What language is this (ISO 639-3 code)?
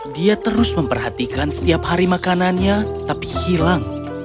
ind